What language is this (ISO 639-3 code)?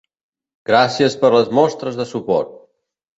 cat